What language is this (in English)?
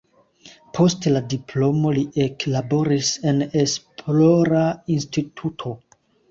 Esperanto